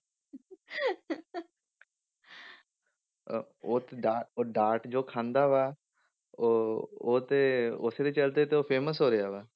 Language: Punjabi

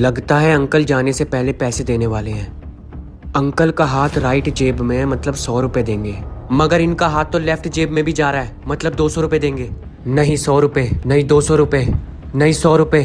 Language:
Hindi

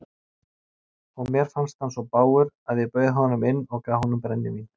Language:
Icelandic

